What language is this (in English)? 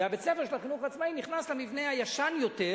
Hebrew